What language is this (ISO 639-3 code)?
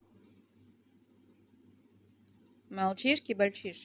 rus